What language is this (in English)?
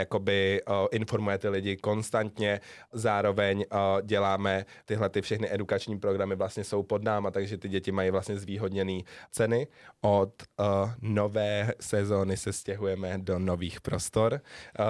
Czech